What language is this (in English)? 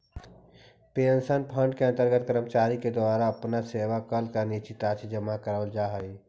Magahi